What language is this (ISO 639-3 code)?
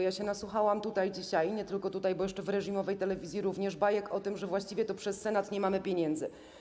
pol